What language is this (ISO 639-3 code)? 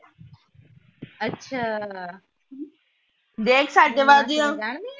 pan